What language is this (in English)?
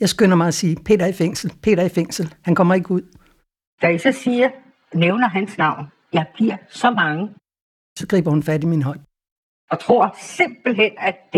Danish